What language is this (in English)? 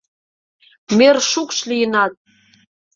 Mari